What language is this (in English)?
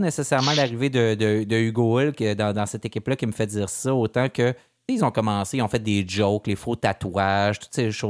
French